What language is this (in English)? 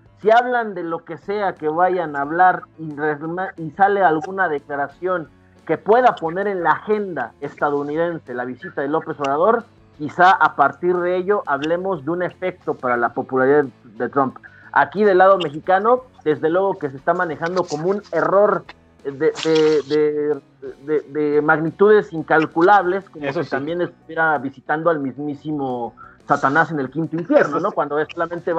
Spanish